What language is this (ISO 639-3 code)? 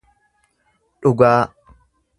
orm